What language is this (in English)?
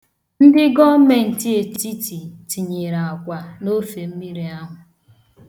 Igbo